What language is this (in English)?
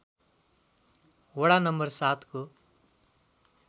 Nepali